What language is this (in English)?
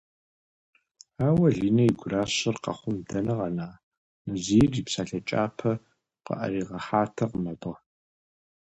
Kabardian